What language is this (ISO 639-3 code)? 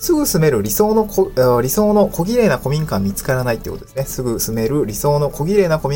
jpn